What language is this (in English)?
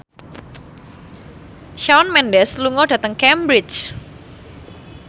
Javanese